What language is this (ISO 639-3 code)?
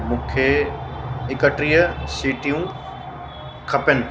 snd